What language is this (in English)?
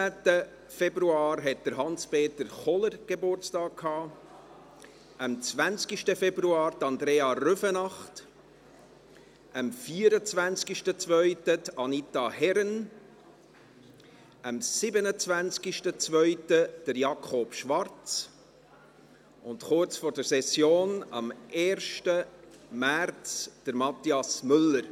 Swiss German